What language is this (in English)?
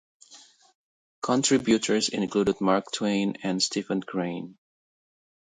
English